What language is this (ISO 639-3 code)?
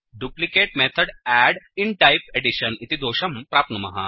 san